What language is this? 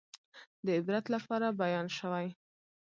Pashto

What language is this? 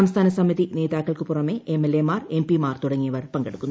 Malayalam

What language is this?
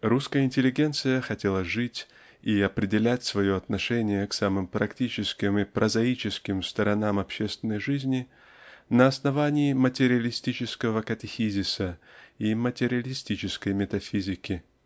Russian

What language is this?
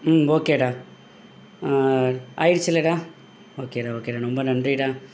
Tamil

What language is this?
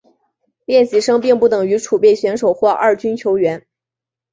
Chinese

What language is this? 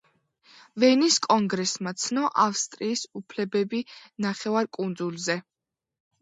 Georgian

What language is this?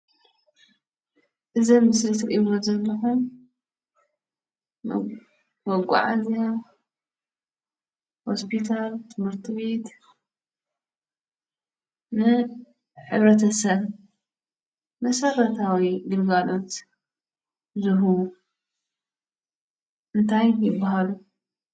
Tigrinya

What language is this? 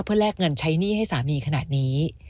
Thai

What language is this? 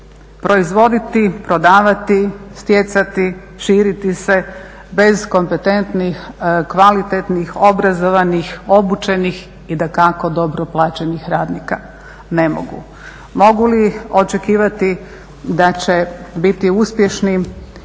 Croatian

